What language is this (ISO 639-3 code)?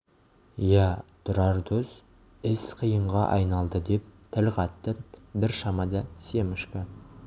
kaz